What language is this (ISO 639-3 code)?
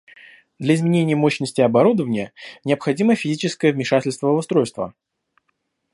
rus